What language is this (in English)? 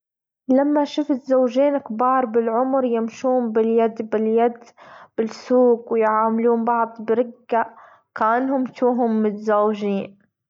Gulf Arabic